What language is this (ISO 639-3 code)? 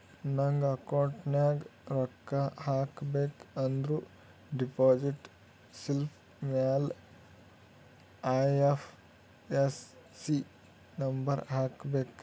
kan